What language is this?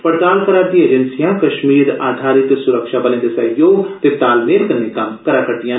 Dogri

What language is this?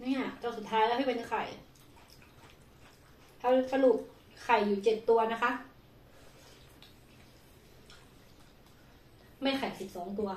Thai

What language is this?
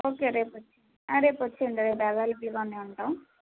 Telugu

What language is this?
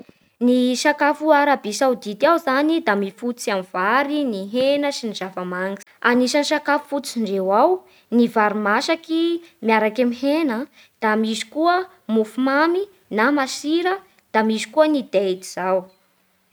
Bara Malagasy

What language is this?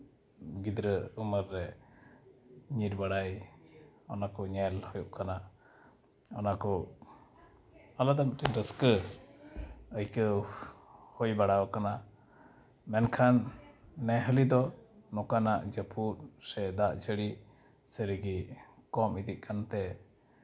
Santali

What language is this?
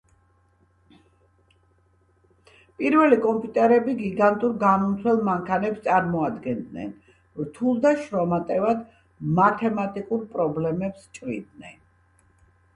Georgian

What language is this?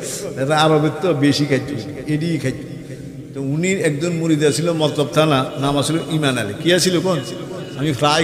Bangla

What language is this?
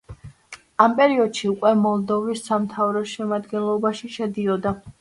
Georgian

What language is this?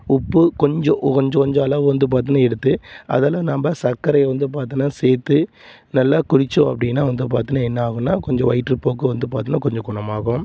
Tamil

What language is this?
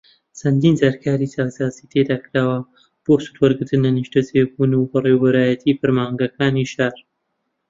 Central Kurdish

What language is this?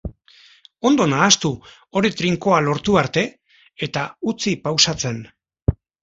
Basque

